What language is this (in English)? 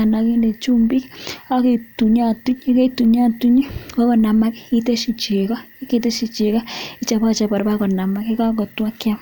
Kalenjin